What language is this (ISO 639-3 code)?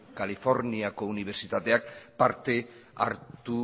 eus